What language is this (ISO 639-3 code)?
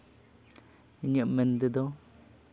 sat